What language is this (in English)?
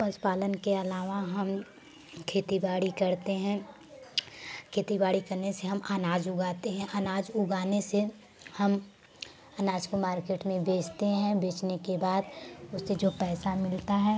Hindi